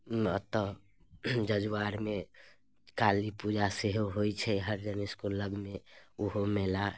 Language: Maithili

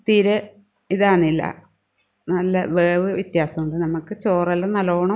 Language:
Malayalam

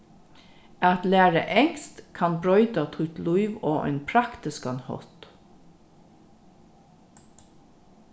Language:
Faroese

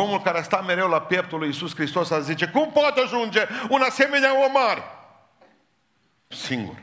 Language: Romanian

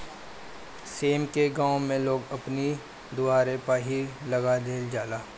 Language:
Bhojpuri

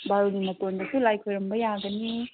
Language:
Manipuri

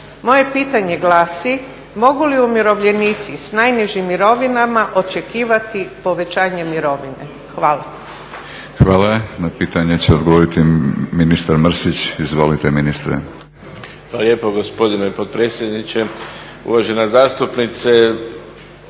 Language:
Croatian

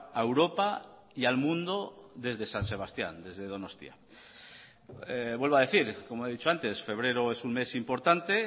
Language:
Spanish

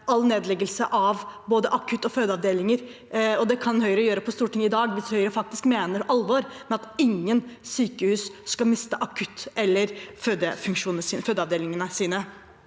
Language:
Norwegian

